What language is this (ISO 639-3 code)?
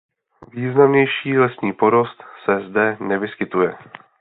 ces